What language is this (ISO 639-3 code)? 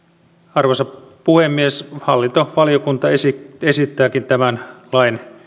fin